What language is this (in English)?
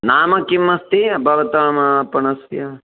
Sanskrit